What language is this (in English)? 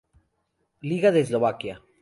Spanish